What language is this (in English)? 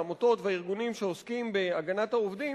Hebrew